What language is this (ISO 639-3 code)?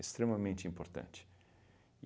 por